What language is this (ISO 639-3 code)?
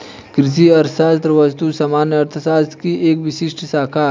hin